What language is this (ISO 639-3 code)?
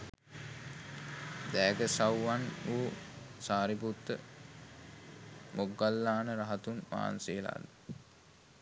sin